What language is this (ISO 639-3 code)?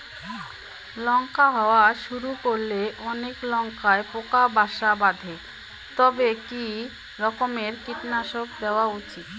ben